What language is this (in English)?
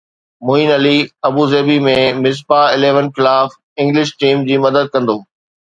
Sindhi